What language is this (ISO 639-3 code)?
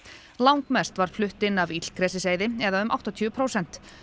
isl